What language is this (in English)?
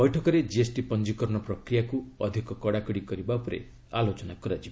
Odia